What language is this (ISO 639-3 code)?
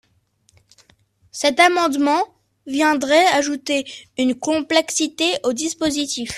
fra